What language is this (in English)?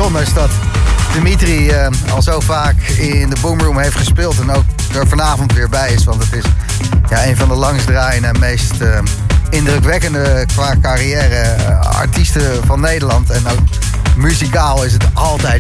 Dutch